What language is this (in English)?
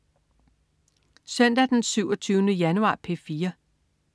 Danish